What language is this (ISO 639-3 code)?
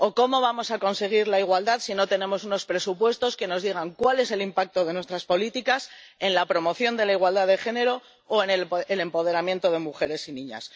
spa